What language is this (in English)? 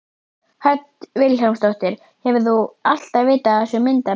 Icelandic